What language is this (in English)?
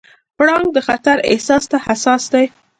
Pashto